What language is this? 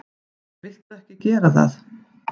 Icelandic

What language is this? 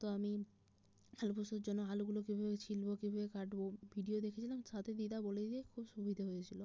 Bangla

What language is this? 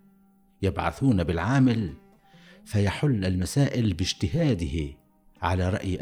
Arabic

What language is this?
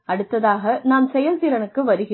Tamil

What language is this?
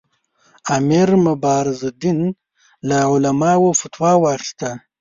Pashto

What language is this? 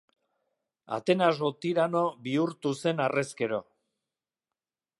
Basque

